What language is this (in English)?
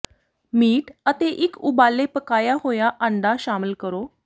Punjabi